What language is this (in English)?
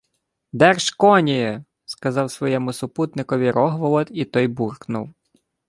Ukrainian